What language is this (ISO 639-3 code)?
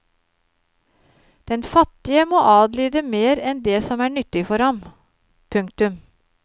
nor